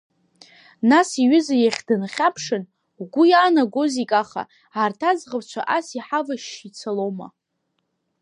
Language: Abkhazian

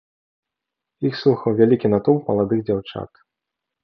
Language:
Belarusian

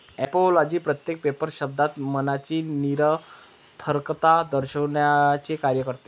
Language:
Marathi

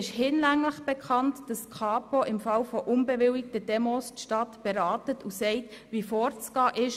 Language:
Swiss German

